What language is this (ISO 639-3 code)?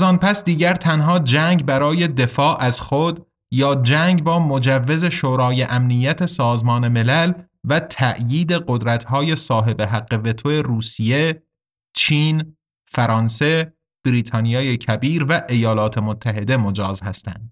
fas